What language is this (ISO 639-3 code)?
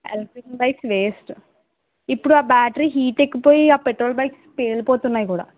tel